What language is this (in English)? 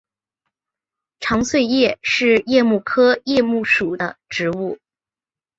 Chinese